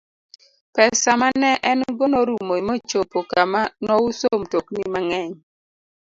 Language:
Luo (Kenya and Tanzania)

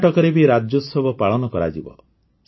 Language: Odia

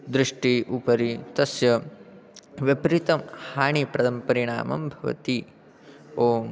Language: Sanskrit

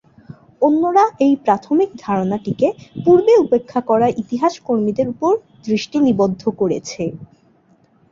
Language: Bangla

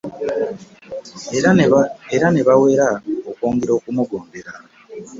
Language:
Ganda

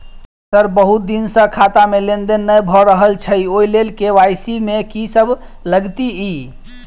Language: Maithili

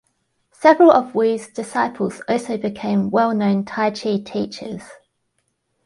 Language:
English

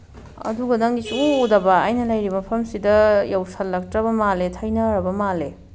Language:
Manipuri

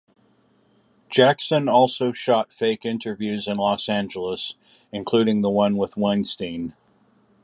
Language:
English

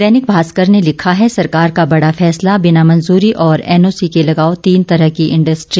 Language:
Hindi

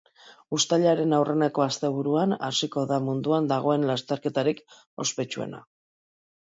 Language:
Basque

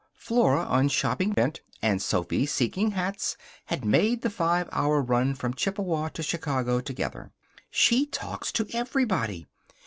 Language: English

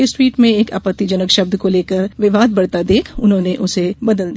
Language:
Hindi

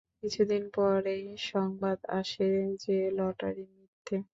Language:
Bangla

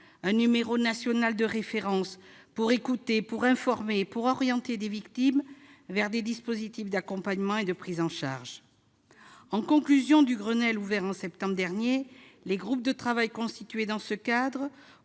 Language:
French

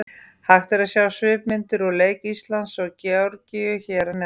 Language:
Icelandic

